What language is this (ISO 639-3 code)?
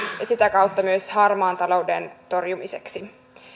fin